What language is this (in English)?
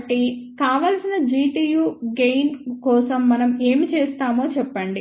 Telugu